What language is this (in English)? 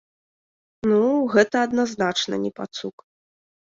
Belarusian